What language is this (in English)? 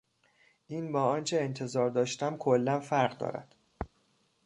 Persian